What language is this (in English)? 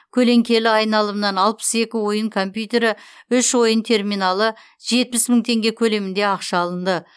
Kazakh